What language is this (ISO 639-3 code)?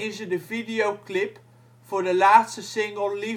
nld